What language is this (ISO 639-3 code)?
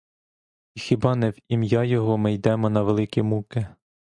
ukr